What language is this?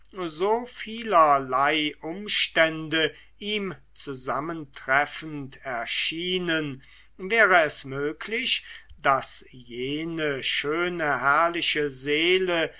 German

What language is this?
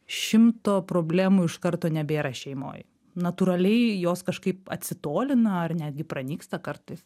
Lithuanian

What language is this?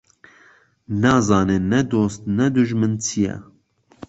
Central Kurdish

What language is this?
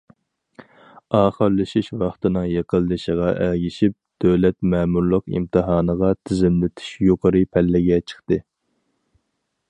Uyghur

